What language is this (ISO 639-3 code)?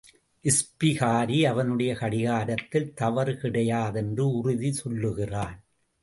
tam